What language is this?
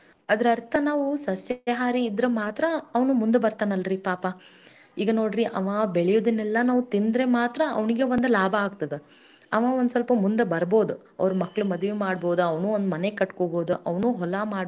Kannada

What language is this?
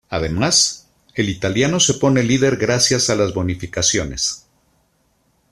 Spanish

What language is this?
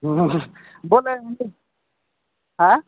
Odia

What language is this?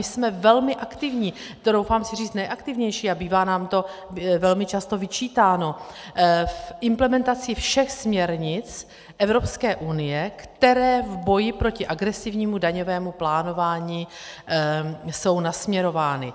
Czech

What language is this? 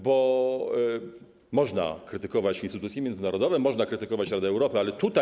Polish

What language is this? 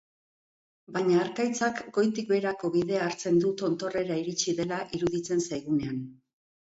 Basque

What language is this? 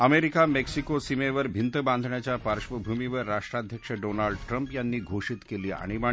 Marathi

